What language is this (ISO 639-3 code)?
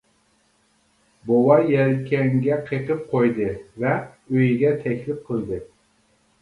uig